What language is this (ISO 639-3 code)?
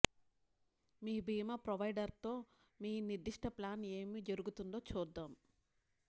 tel